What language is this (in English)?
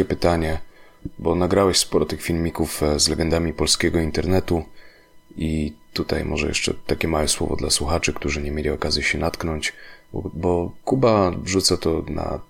Polish